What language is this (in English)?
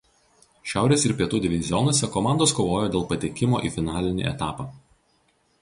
Lithuanian